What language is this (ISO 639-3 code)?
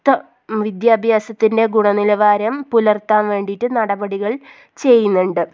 mal